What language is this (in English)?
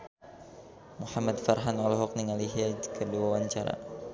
Sundanese